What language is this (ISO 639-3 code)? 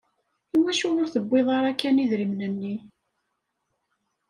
kab